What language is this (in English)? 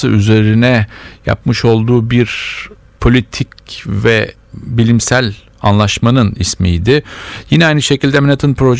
Turkish